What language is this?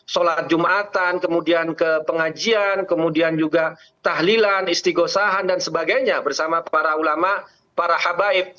Indonesian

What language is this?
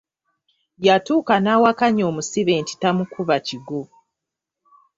Ganda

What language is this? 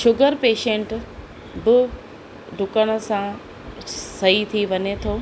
Sindhi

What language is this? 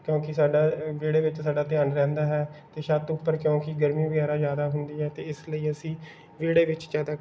Punjabi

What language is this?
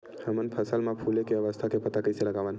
Chhattisgarhi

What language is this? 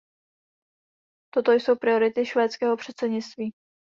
Czech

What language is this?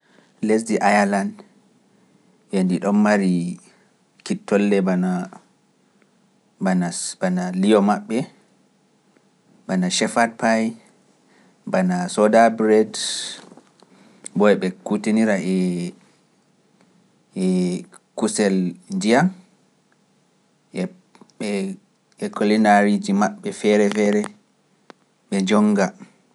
Pular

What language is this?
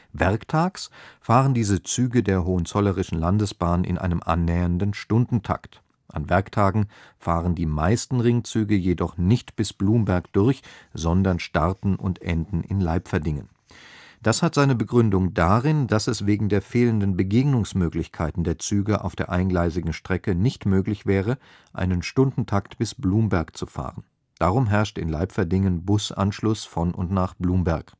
German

